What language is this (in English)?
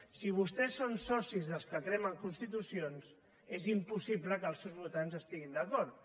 Catalan